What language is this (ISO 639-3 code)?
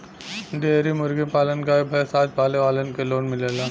bho